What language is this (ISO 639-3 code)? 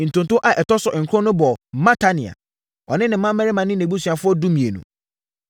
aka